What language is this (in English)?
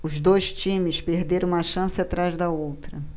Portuguese